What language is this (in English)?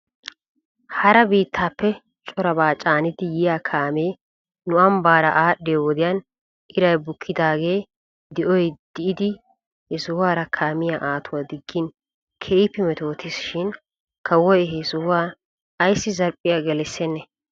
Wolaytta